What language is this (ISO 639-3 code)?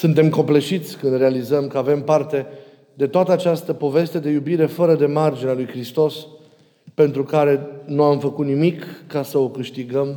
ron